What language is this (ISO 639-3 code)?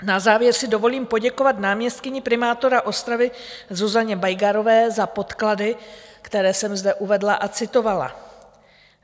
ces